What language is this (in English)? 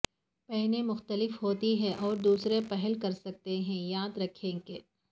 Urdu